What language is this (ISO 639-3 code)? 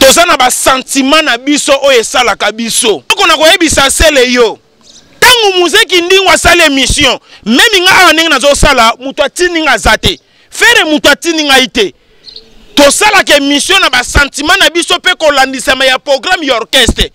fra